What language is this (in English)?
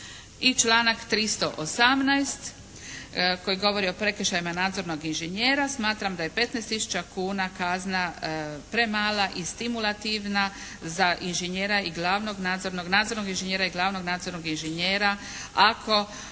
Croatian